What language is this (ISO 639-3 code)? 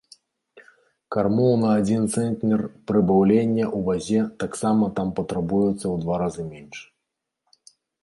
bel